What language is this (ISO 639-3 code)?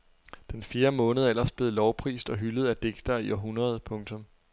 dan